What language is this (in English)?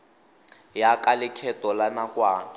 Tswana